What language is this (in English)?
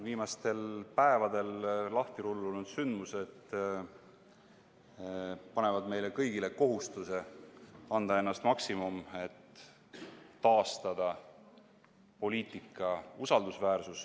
Estonian